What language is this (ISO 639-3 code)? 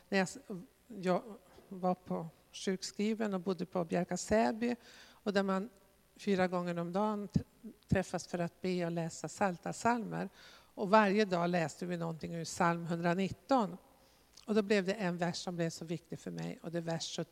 swe